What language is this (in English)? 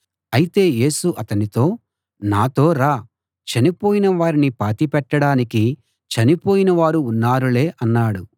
Telugu